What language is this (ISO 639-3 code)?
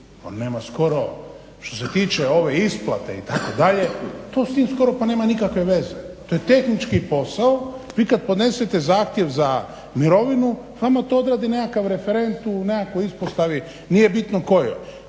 hrv